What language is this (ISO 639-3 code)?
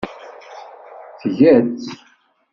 kab